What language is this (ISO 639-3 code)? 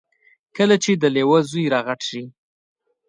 pus